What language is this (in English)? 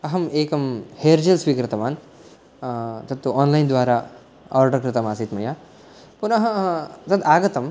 Sanskrit